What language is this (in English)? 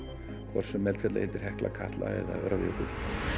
Icelandic